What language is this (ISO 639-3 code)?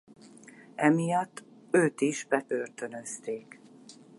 hun